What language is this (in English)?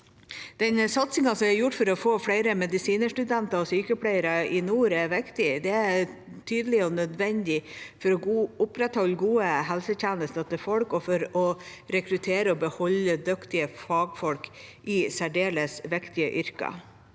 Norwegian